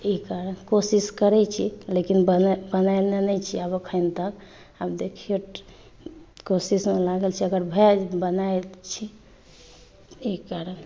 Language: Maithili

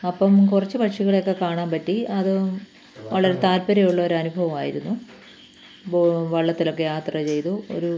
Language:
Malayalam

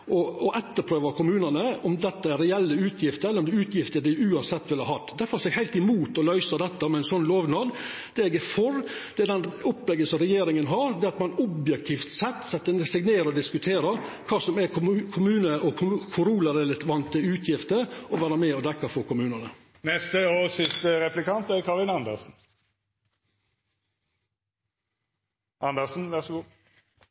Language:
Norwegian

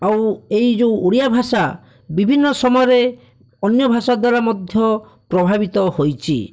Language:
Odia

